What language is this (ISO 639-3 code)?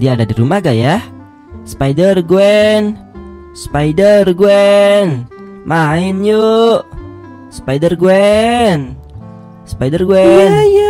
ind